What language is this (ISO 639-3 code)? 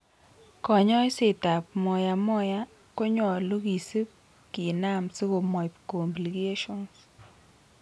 kln